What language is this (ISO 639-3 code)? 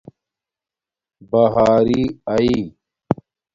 dmk